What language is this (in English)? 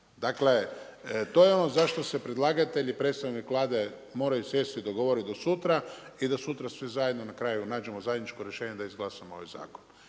Croatian